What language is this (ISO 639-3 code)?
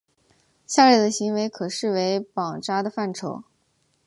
zho